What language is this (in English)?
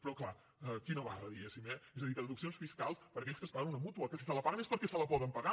Catalan